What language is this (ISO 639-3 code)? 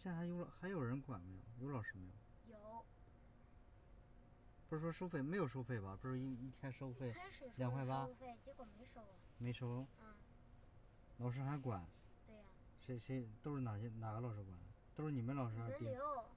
zho